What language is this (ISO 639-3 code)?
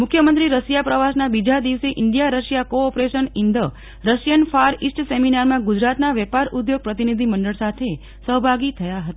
guj